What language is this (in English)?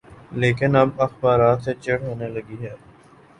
Urdu